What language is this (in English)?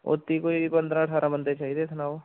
Dogri